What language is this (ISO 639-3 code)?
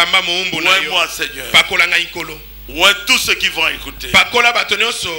fra